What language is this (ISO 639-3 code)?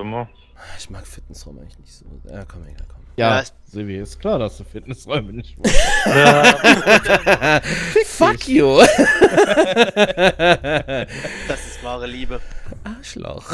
deu